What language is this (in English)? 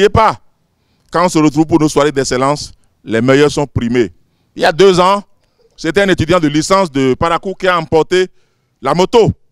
French